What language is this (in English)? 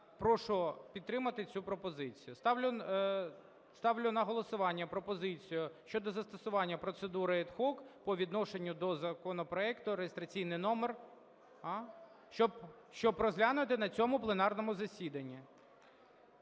Ukrainian